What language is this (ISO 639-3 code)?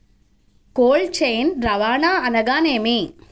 tel